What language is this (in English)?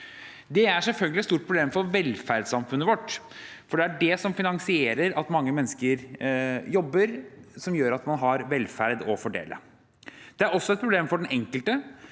Norwegian